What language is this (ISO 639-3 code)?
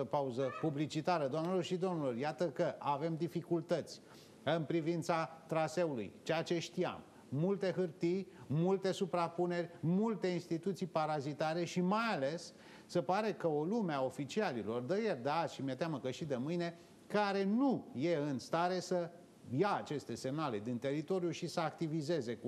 ron